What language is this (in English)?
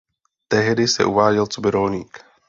Czech